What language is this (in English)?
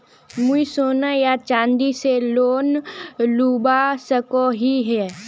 Magahi